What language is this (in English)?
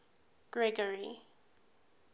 English